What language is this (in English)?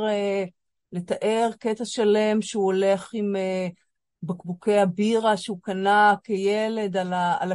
Hebrew